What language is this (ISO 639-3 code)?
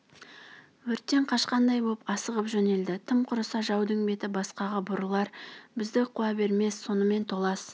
kaz